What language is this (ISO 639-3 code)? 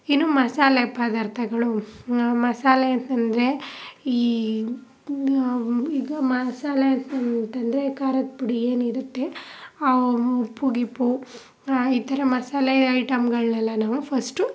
kan